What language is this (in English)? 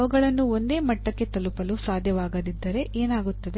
Kannada